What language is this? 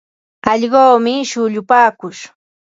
Ambo-Pasco Quechua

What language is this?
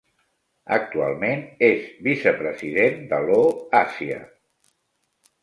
Catalan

